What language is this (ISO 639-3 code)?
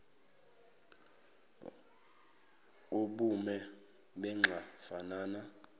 zul